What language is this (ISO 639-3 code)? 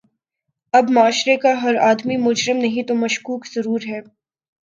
urd